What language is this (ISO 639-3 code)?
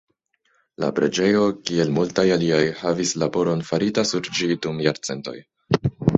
epo